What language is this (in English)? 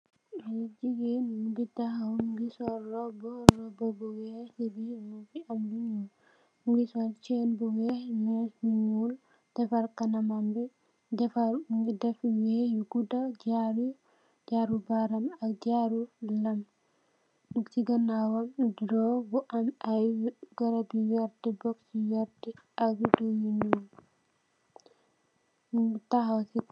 Wolof